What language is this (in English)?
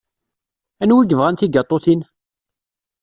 Kabyle